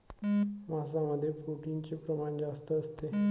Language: Marathi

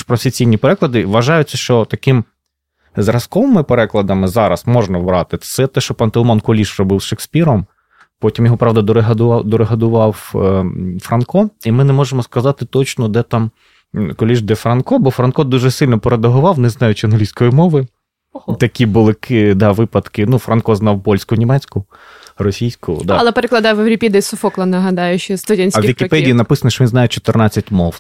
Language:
Ukrainian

